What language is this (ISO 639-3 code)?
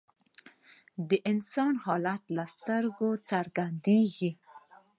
pus